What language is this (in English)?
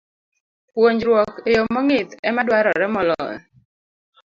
Luo (Kenya and Tanzania)